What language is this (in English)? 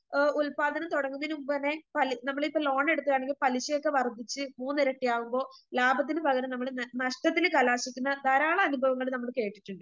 Malayalam